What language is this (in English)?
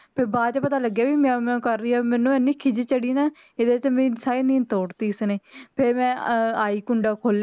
Punjabi